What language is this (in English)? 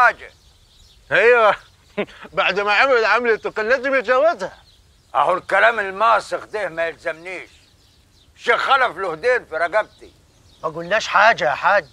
Arabic